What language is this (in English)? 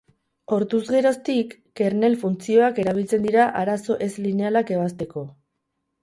Basque